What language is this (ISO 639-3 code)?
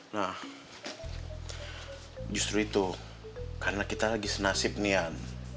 ind